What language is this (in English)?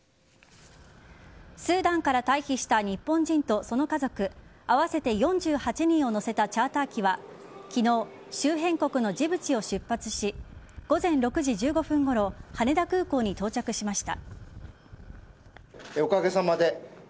Japanese